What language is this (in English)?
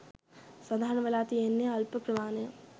Sinhala